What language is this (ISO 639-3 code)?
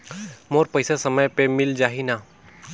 hne